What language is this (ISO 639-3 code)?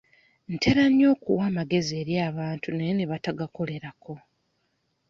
lug